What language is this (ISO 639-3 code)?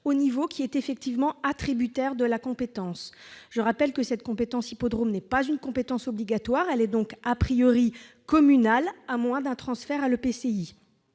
fra